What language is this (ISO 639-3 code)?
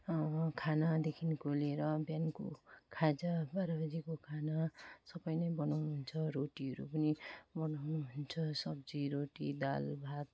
nep